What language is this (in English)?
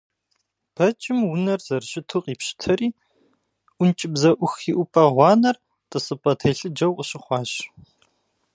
Kabardian